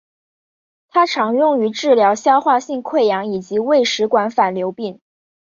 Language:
Chinese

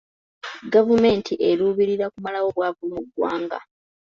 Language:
Ganda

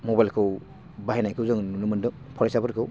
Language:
Bodo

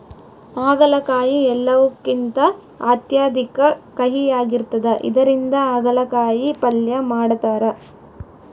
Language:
Kannada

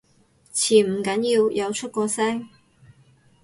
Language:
Cantonese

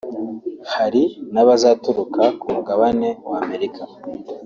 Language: Kinyarwanda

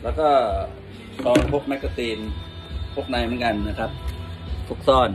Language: Thai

